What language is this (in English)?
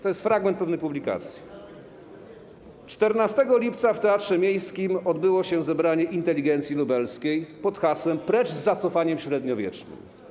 Polish